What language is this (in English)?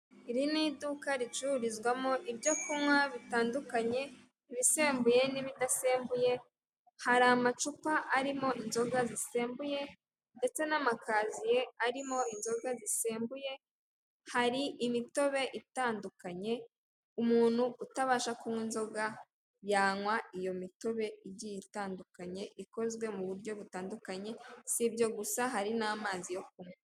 Kinyarwanda